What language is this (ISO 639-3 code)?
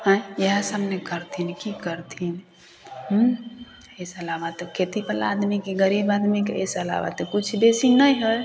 mai